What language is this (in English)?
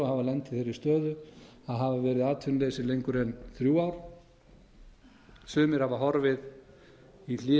Icelandic